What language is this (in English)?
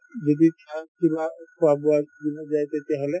Assamese